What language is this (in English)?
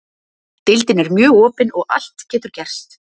Icelandic